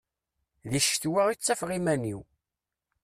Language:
Kabyle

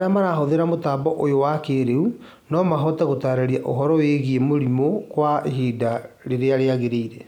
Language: Kikuyu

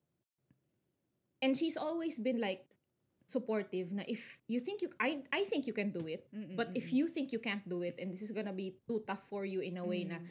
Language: Filipino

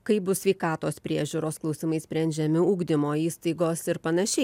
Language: Lithuanian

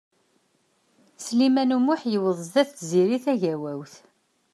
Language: Kabyle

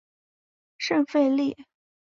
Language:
Chinese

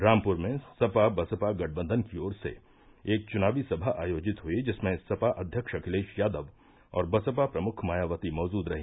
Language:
Hindi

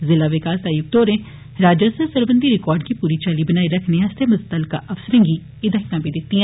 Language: Dogri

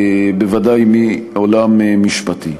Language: Hebrew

